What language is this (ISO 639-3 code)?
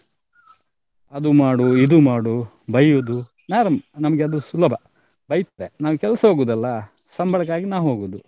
kan